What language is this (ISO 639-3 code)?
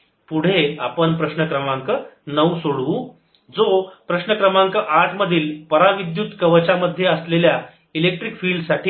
mar